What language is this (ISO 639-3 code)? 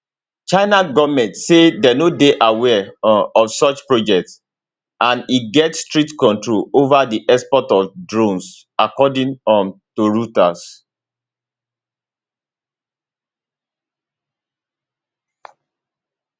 pcm